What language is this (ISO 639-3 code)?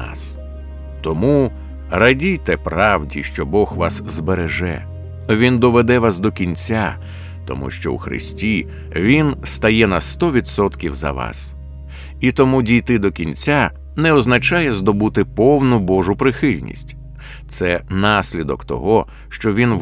ukr